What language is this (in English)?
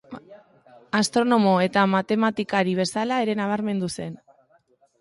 Basque